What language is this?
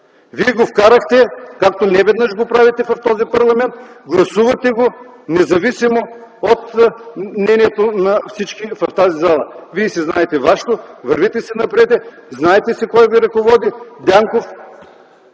Bulgarian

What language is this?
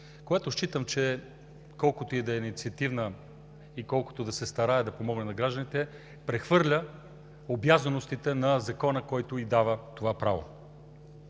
Bulgarian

